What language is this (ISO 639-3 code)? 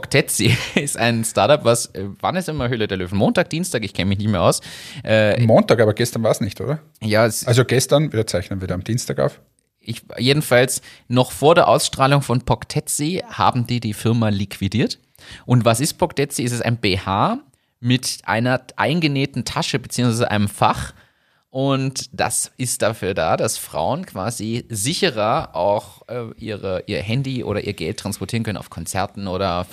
deu